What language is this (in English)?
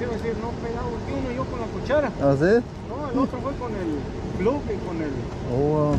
Spanish